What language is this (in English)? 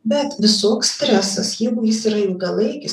Lithuanian